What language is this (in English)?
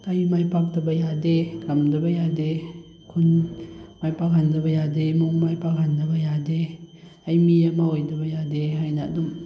Manipuri